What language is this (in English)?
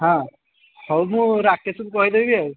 Odia